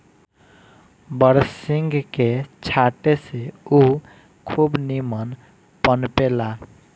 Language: Bhojpuri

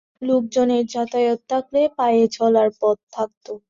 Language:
Bangla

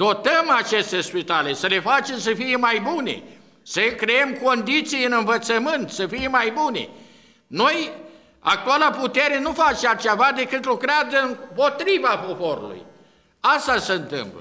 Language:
Romanian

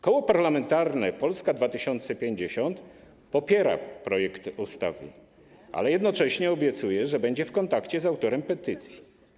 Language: Polish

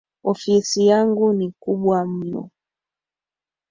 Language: Swahili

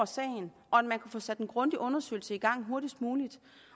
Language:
Danish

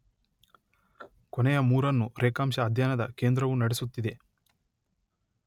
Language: Kannada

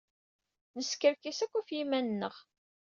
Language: Kabyle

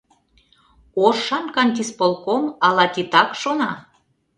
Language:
Mari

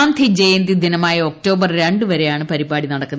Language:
Malayalam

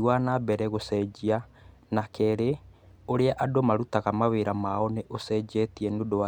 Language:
Kikuyu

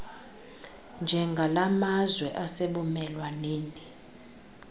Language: Xhosa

